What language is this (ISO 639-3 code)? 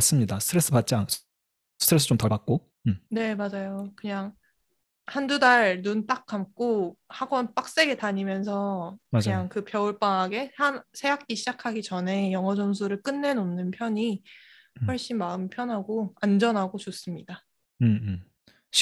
kor